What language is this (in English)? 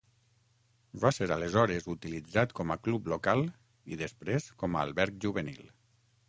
Catalan